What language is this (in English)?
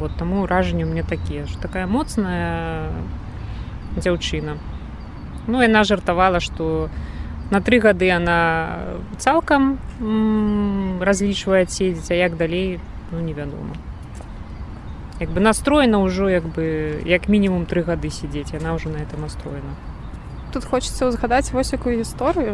Russian